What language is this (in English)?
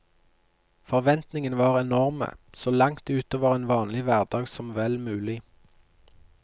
Norwegian